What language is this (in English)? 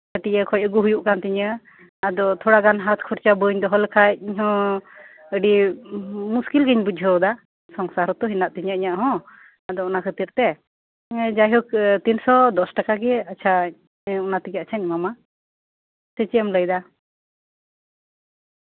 Santali